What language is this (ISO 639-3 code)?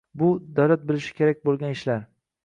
uzb